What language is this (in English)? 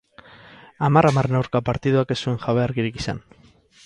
Basque